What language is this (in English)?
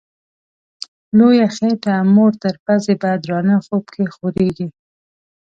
Pashto